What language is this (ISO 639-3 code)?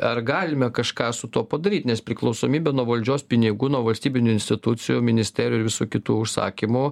lit